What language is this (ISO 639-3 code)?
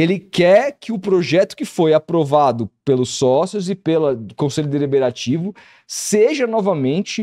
por